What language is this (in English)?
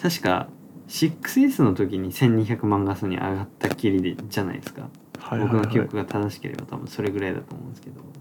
Japanese